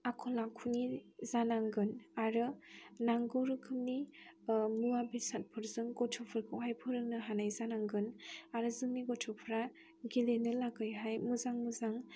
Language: Bodo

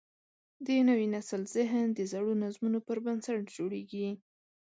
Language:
Pashto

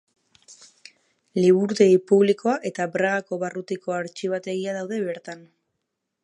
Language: Basque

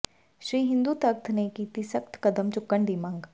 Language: Punjabi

